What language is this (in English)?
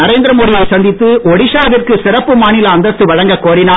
Tamil